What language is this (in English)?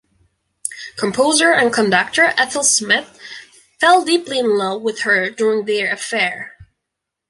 English